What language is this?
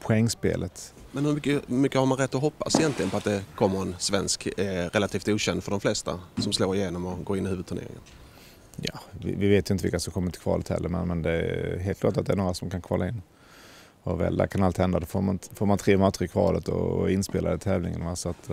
Swedish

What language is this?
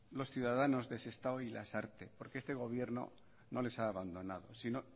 Spanish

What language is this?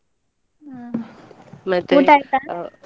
Kannada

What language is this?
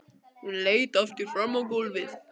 Icelandic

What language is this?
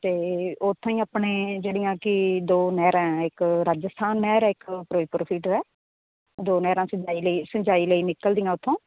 Punjabi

